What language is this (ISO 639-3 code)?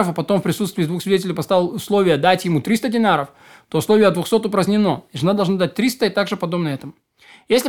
rus